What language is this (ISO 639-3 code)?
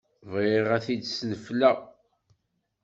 kab